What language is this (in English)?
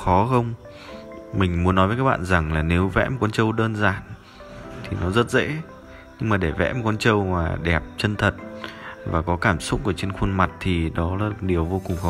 Vietnamese